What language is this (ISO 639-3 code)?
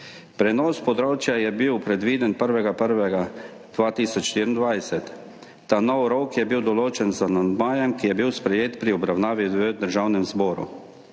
slv